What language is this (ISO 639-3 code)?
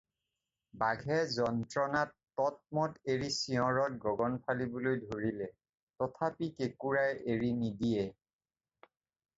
asm